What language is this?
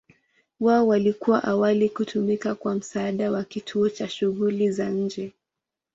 Swahili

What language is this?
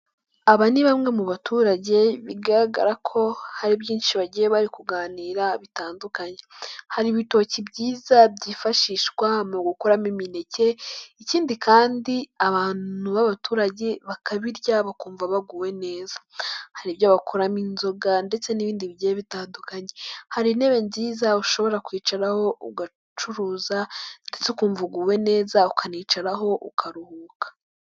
Kinyarwanda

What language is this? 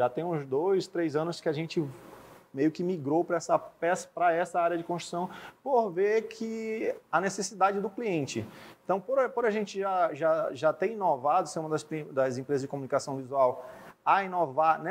Portuguese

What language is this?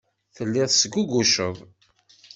Kabyle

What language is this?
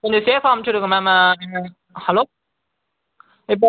Tamil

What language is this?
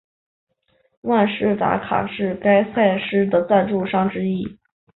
Chinese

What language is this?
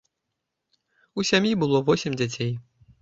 Belarusian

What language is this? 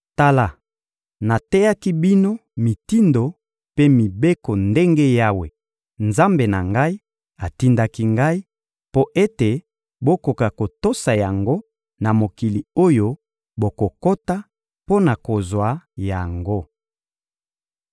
Lingala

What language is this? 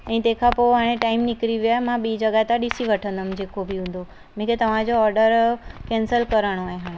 Sindhi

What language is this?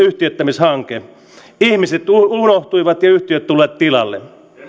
Finnish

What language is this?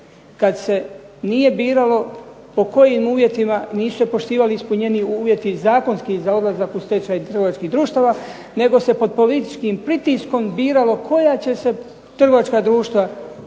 Croatian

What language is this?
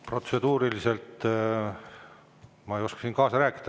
Estonian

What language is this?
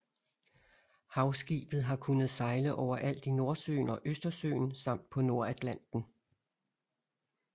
Danish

